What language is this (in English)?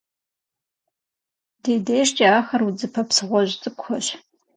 Kabardian